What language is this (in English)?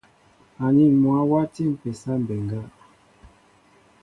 Mbo (Cameroon)